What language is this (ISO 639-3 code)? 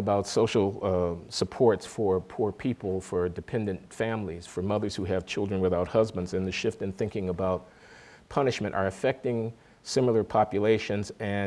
eng